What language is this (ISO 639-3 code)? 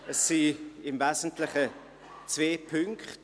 gsw